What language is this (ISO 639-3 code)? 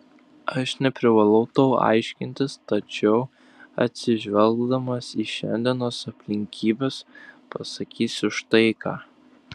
lit